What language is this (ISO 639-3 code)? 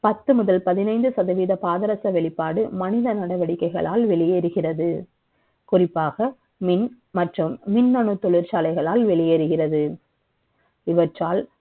tam